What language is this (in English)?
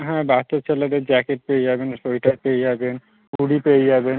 Bangla